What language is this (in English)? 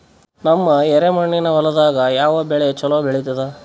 Kannada